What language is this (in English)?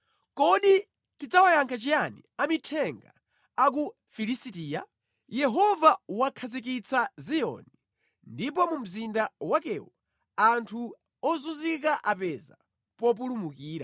Nyanja